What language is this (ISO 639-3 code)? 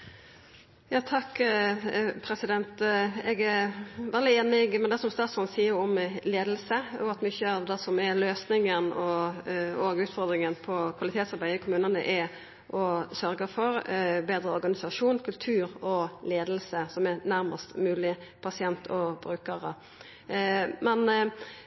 nno